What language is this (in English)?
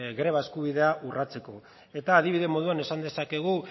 Basque